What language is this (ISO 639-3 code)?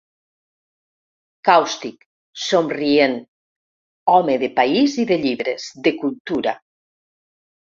cat